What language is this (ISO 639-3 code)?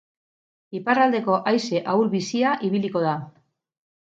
eus